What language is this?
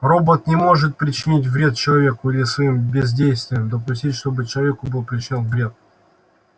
Russian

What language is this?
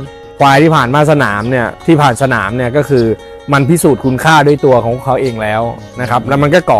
Thai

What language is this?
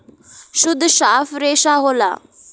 Bhojpuri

